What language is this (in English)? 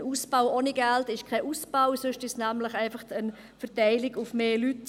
Swiss German